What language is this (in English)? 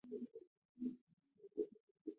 Chinese